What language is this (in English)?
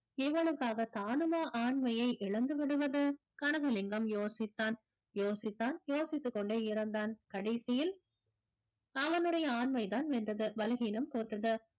Tamil